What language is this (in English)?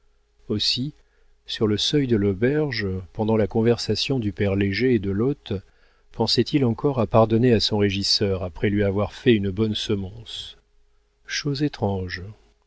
French